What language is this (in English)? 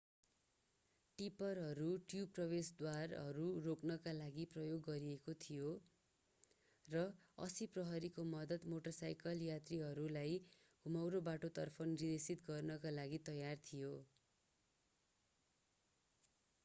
Nepali